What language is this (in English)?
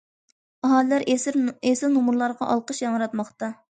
Uyghur